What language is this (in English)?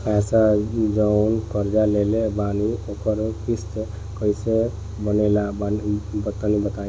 Bhojpuri